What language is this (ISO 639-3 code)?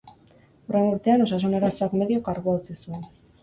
eus